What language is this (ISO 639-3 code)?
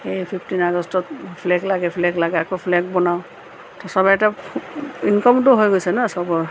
asm